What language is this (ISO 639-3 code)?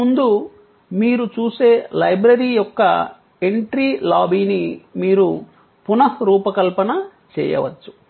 tel